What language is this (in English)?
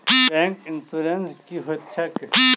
Maithili